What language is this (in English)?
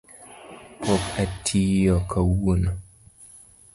Luo (Kenya and Tanzania)